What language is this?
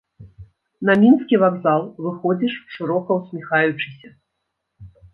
Belarusian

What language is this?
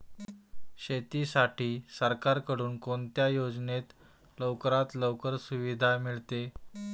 Marathi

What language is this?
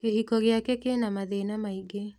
Kikuyu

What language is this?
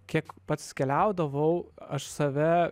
Lithuanian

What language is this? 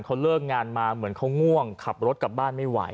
Thai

